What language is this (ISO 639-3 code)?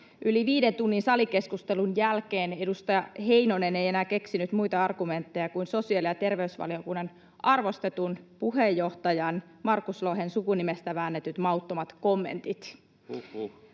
fin